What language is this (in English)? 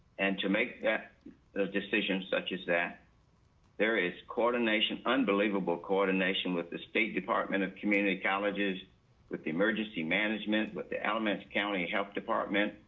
English